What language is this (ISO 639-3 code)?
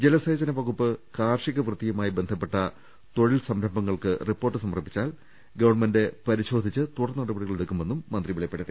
mal